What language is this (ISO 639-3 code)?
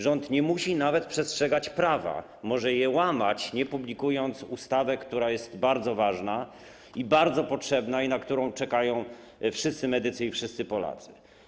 pol